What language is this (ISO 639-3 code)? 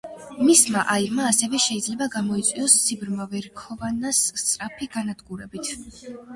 kat